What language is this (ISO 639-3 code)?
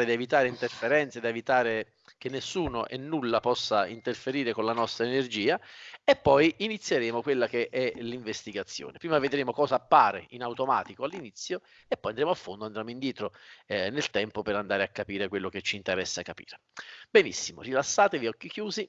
ita